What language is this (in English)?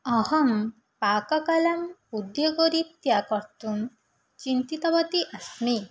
Sanskrit